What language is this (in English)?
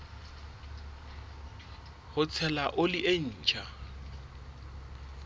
Southern Sotho